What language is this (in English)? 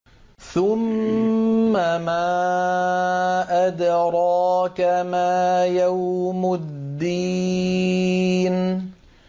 Arabic